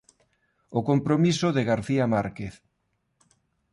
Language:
Galician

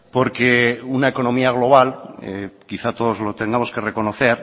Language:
Spanish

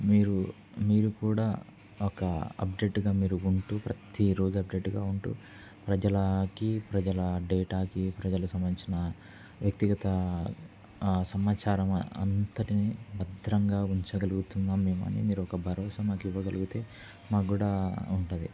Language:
Telugu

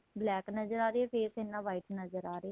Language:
Punjabi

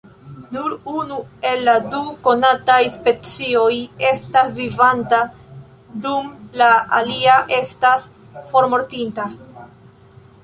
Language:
Esperanto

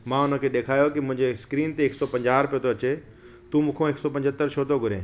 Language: Sindhi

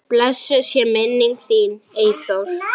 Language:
Icelandic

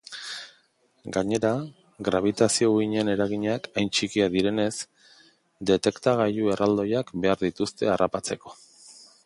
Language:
Basque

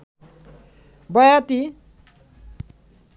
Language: Bangla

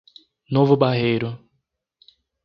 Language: Portuguese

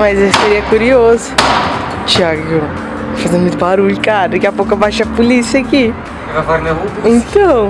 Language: Portuguese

